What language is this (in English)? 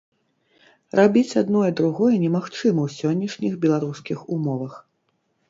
Belarusian